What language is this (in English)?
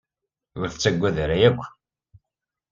Kabyle